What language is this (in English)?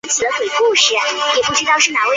Chinese